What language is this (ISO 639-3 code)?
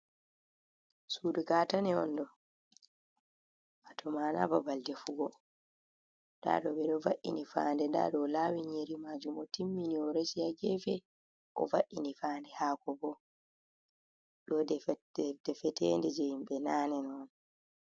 ful